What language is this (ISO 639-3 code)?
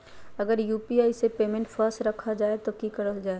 mag